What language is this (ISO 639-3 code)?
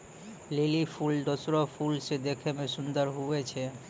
mai